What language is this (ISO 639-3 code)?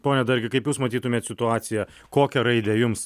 lit